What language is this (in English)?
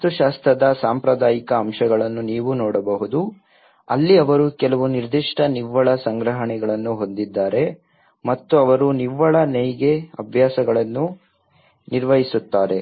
Kannada